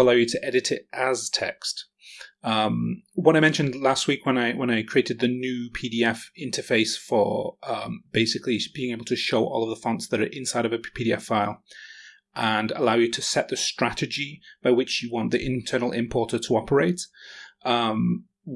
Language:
English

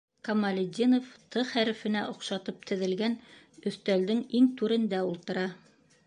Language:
Bashkir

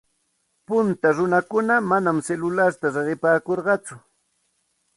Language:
Santa Ana de Tusi Pasco Quechua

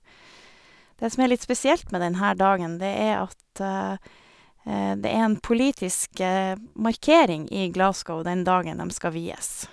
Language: Norwegian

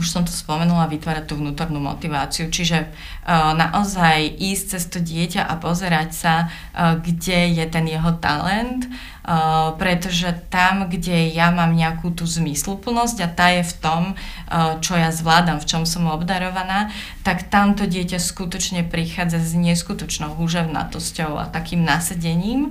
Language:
Slovak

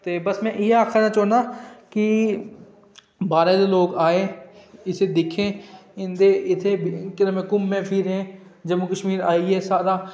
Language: Dogri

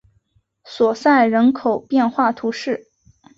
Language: Chinese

